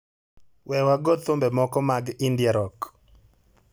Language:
Luo (Kenya and Tanzania)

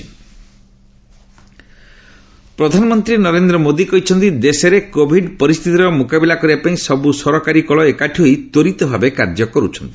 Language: Odia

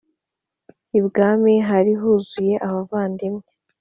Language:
Kinyarwanda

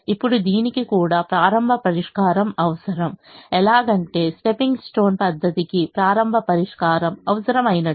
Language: Telugu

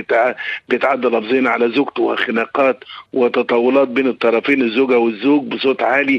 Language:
Arabic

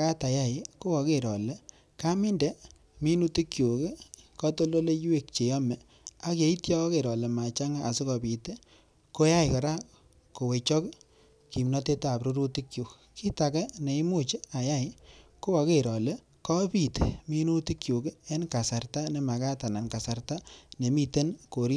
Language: Kalenjin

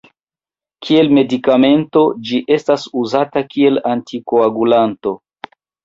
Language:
Esperanto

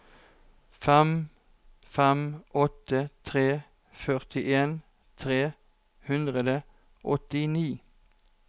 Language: Norwegian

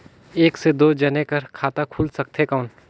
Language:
Chhattisgarhi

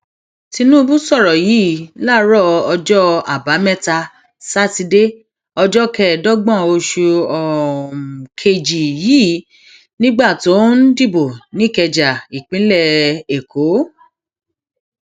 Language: Yoruba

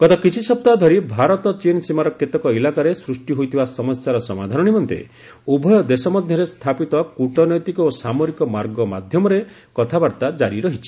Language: Odia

